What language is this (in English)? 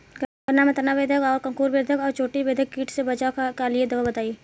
Bhojpuri